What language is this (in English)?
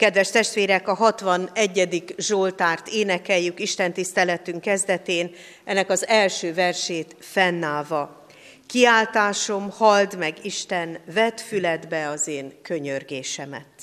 Hungarian